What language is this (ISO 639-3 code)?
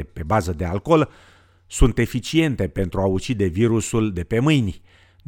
ron